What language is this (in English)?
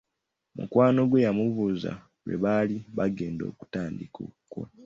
Ganda